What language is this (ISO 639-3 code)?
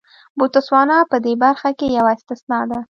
pus